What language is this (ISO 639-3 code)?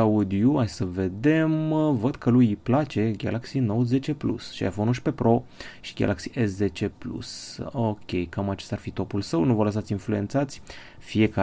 ron